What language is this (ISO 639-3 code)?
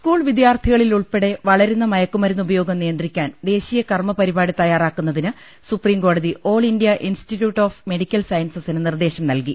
mal